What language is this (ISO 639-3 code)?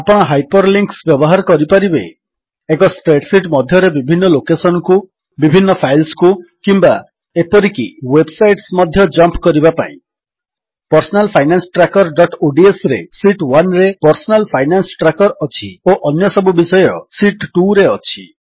ori